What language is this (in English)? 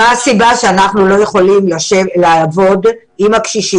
Hebrew